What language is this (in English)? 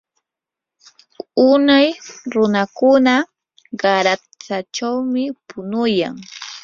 Yanahuanca Pasco Quechua